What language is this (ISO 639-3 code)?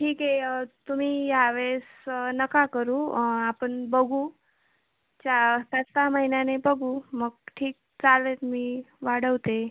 mar